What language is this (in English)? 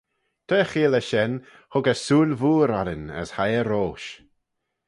Manx